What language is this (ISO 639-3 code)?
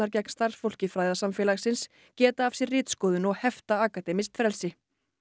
isl